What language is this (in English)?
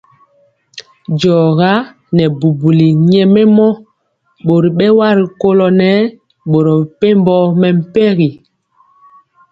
Mpiemo